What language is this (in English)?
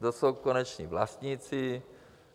Czech